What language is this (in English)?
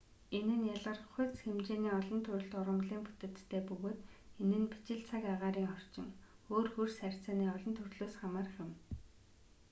Mongolian